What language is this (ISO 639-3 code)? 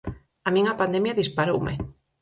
glg